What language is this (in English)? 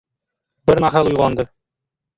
Uzbek